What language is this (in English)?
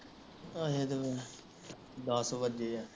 Punjabi